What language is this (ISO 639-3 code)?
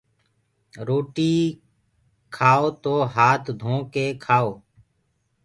ggg